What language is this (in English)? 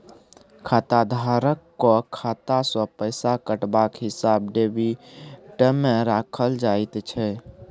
Maithili